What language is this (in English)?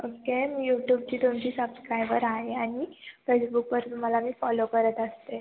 Marathi